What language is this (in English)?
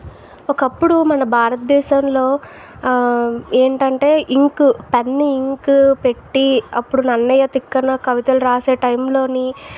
Telugu